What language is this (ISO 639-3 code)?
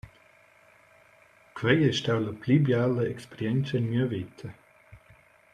roh